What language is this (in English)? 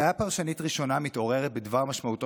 Hebrew